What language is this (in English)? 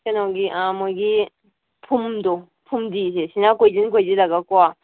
Manipuri